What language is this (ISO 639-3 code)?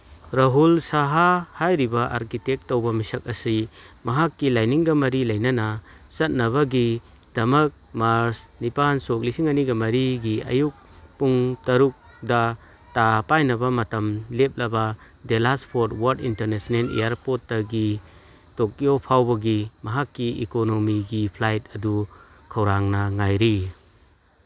mni